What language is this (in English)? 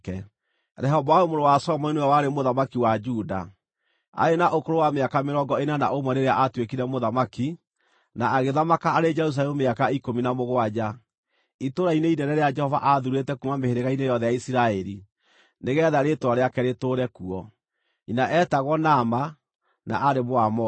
Kikuyu